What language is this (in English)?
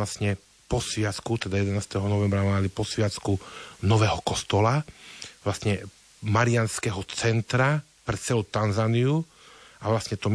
Slovak